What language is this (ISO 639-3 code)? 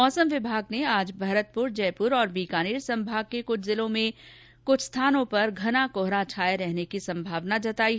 hin